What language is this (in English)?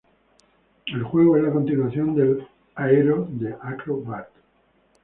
Spanish